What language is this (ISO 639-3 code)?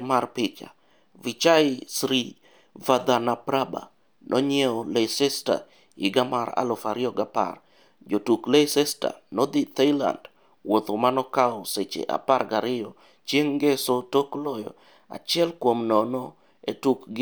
luo